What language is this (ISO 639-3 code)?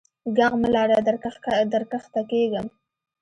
pus